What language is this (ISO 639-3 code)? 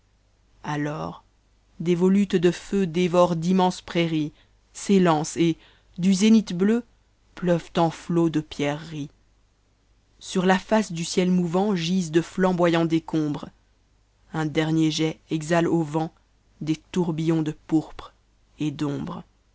fra